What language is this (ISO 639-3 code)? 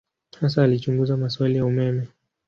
swa